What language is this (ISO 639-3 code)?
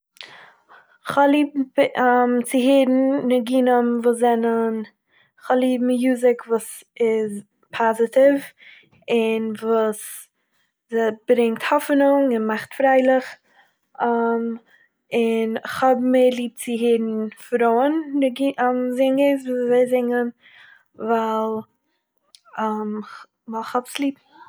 yid